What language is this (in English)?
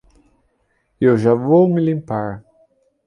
Portuguese